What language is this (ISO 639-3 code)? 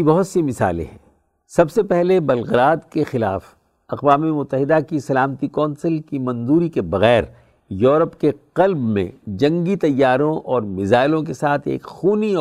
urd